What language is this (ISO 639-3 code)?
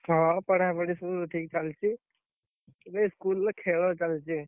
ori